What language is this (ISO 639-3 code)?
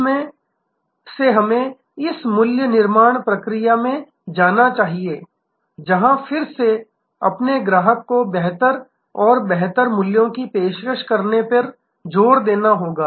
hin